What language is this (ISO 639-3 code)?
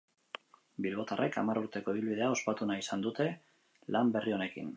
eus